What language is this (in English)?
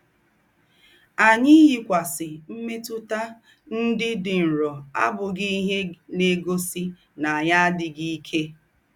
Igbo